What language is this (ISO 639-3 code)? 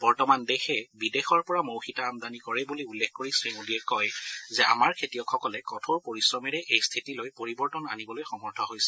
asm